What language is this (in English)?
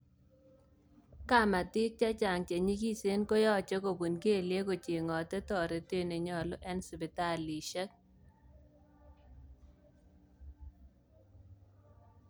Kalenjin